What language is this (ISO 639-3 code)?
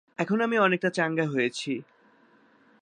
ben